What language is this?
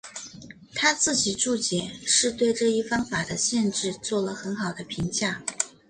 Chinese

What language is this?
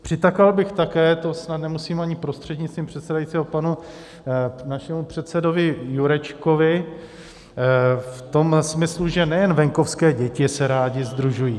Czech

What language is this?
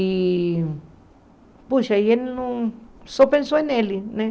Portuguese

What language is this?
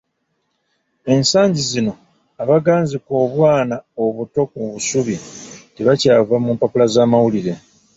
Ganda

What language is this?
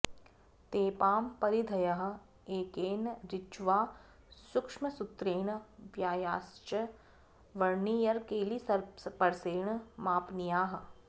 Sanskrit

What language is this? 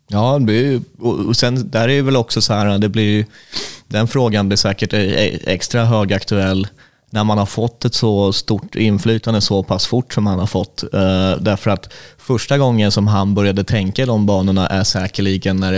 Swedish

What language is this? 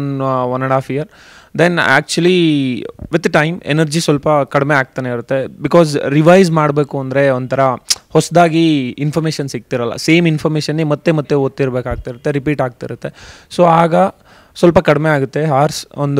Kannada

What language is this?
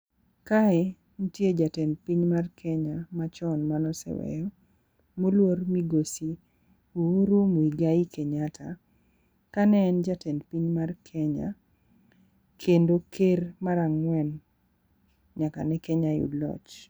Luo (Kenya and Tanzania)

